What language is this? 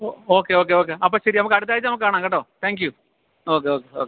Malayalam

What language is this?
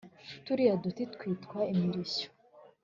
Kinyarwanda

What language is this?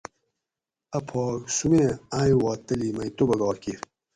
Gawri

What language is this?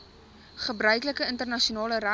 Afrikaans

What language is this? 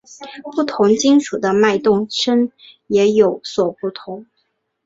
Chinese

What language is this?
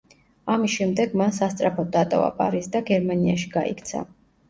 Georgian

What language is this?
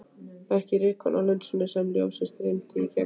Icelandic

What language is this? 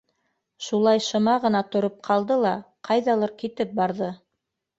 Bashkir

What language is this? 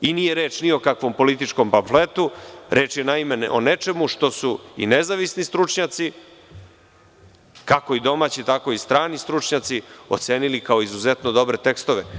Serbian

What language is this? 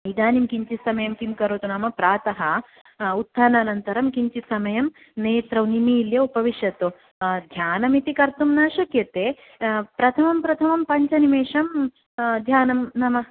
Sanskrit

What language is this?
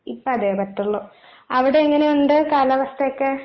Malayalam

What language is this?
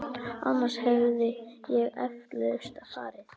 Icelandic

